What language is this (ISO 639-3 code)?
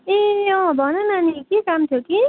nep